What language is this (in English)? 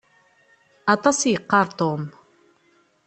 Kabyle